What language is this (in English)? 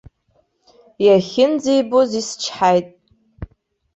Abkhazian